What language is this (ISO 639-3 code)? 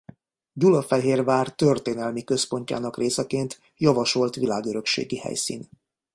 hun